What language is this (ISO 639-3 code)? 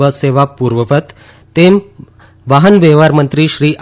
guj